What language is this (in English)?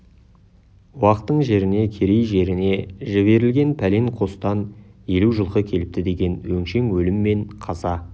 Kazakh